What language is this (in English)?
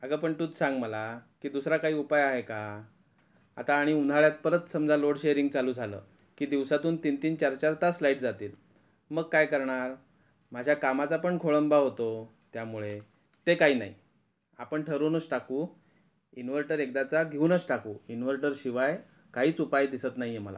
Marathi